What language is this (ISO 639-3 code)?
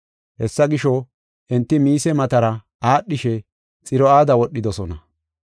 gof